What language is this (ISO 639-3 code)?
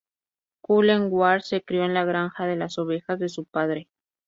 spa